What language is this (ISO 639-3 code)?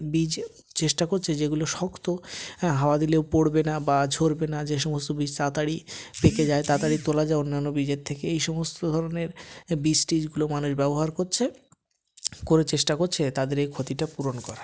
ben